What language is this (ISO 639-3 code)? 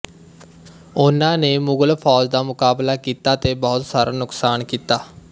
pan